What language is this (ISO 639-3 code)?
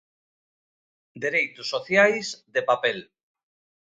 glg